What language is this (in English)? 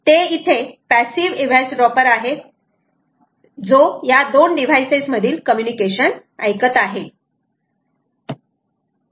Marathi